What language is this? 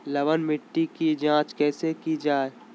Magahi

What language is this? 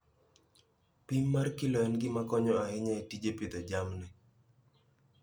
Luo (Kenya and Tanzania)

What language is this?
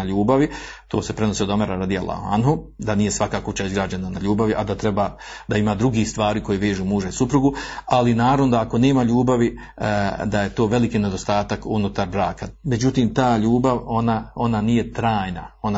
Croatian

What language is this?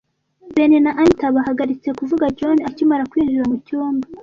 Kinyarwanda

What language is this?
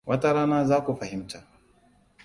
Hausa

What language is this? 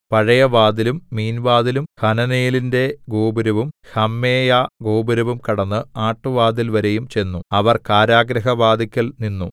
Malayalam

